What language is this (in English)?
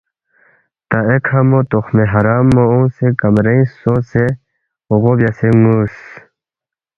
Balti